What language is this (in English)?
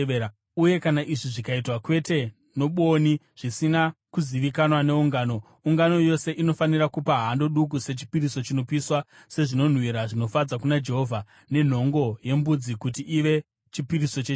Shona